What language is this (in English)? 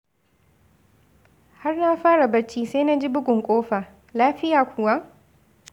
Hausa